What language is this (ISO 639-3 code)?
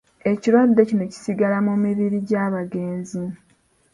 lug